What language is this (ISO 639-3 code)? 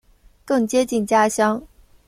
zho